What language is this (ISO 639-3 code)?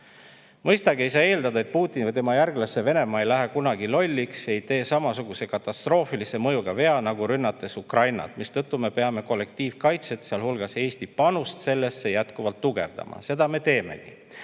est